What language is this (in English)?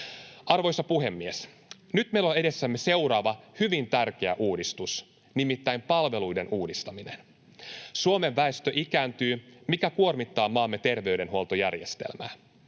Finnish